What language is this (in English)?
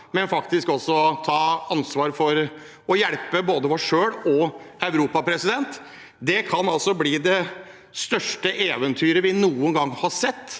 Norwegian